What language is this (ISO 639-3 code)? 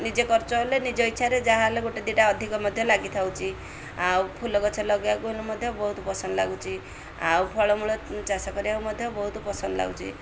ori